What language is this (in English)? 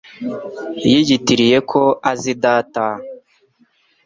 Kinyarwanda